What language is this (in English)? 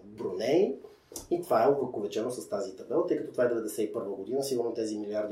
Bulgarian